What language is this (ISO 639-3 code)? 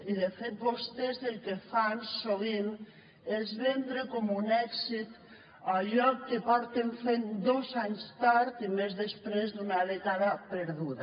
cat